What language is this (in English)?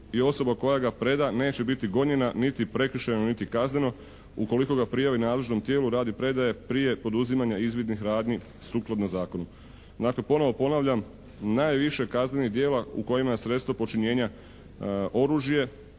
Croatian